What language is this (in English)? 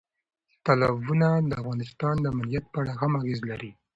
Pashto